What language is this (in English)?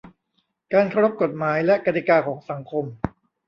Thai